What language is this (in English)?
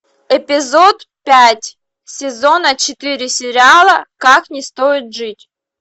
Russian